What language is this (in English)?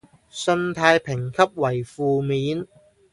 Cantonese